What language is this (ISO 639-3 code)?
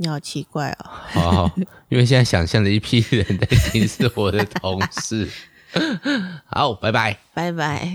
zho